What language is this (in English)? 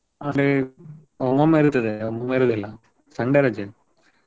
Kannada